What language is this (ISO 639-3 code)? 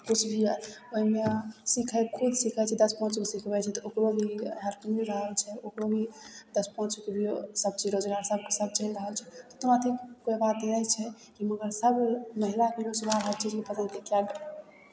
mai